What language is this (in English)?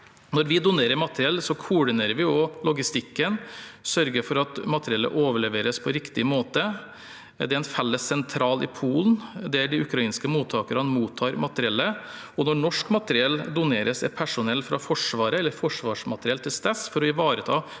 Norwegian